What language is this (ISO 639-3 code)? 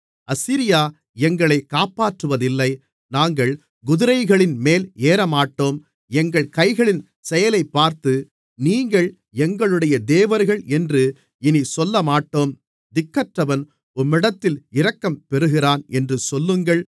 tam